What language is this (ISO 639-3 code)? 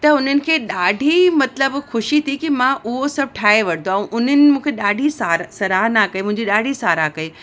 snd